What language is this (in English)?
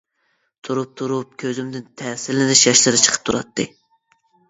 Uyghur